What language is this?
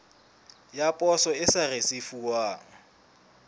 Southern Sotho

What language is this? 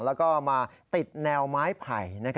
Thai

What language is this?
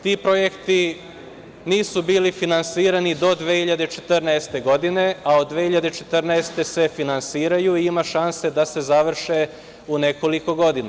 Serbian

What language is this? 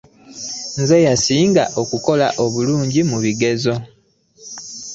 Ganda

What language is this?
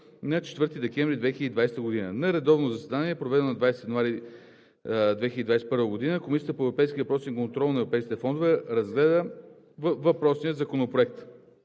Bulgarian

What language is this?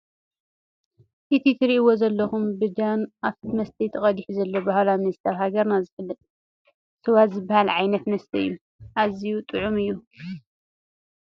Tigrinya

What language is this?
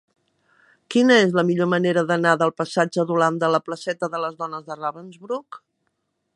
Catalan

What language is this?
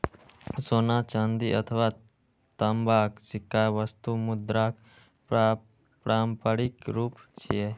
Maithili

